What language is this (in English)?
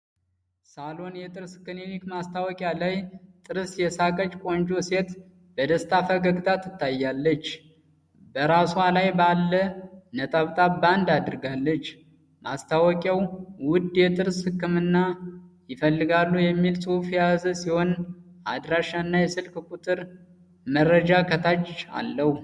Amharic